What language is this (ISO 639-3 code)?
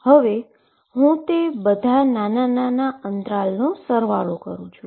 guj